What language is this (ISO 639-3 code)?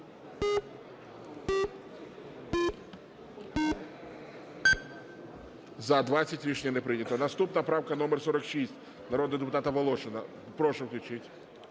ukr